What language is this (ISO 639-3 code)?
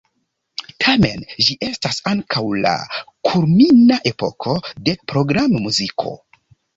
epo